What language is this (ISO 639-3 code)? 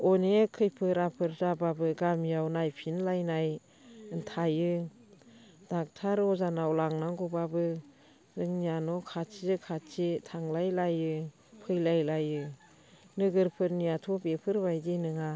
brx